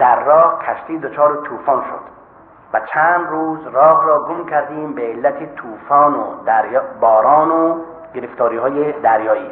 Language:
Persian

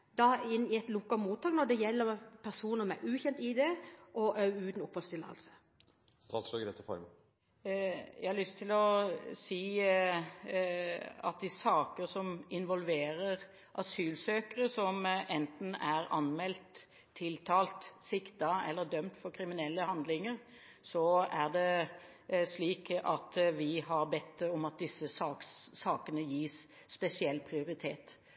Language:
Norwegian Bokmål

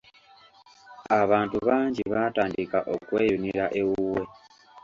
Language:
Ganda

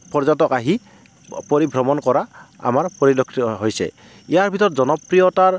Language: Assamese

